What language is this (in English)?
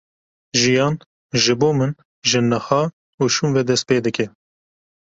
Kurdish